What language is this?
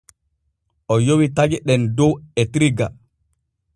Borgu Fulfulde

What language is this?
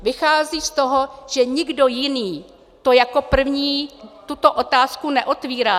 Czech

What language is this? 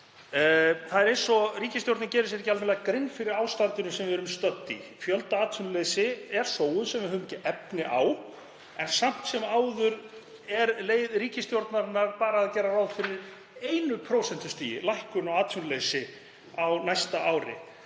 Icelandic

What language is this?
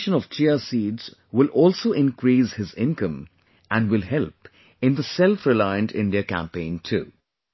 English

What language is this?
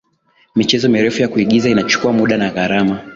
Swahili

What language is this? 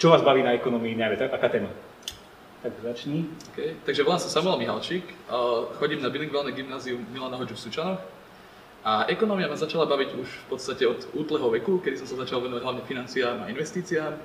Slovak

